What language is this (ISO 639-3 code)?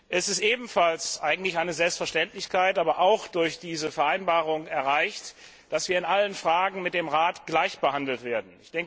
deu